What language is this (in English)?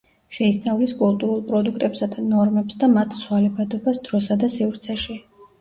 Georgian